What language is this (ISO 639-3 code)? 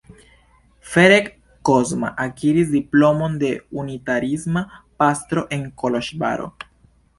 epo